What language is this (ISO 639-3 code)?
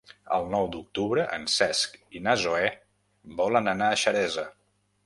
cat